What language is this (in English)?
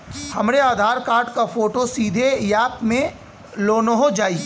Bhojpuri